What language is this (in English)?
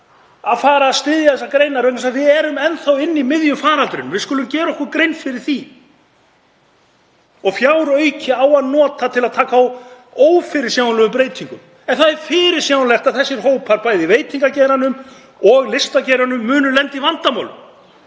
Icelandic